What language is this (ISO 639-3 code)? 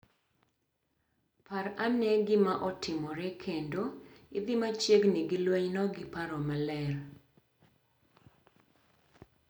luo